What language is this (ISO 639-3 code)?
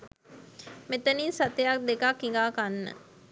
sin